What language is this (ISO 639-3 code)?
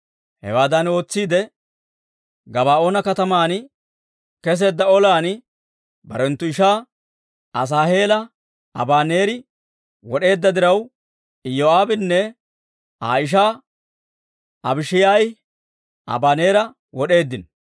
dwr